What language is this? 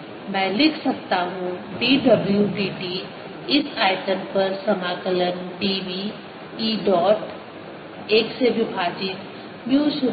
Hindi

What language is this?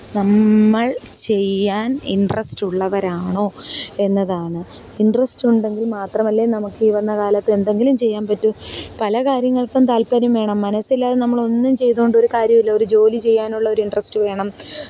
Malayalam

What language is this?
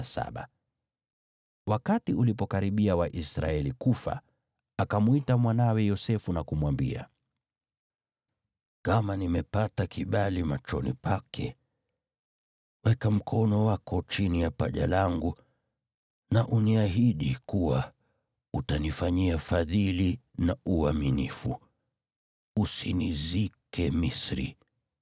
Swahili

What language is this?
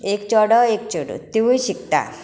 Konkani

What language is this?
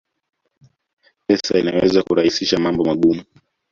Swahili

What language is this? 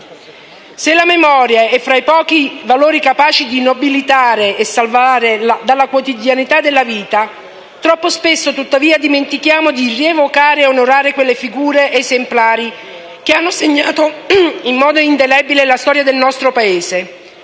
Italian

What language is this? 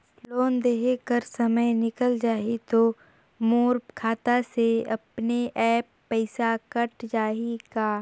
Chhattisgarhi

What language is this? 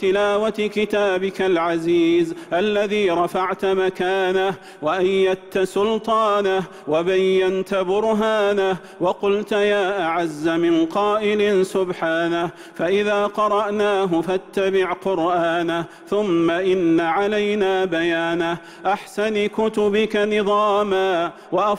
Arabic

